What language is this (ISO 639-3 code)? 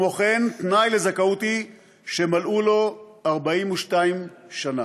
heb